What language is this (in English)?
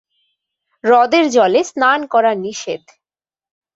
Bangla